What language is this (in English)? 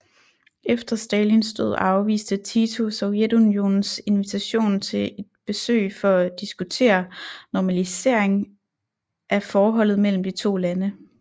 Danish